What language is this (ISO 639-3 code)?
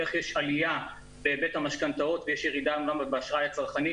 heb